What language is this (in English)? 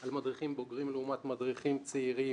Hebrew